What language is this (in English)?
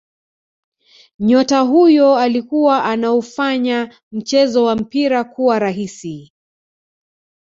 Swahili